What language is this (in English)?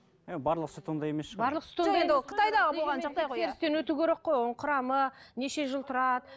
Kazakh